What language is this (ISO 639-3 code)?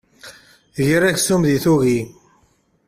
kab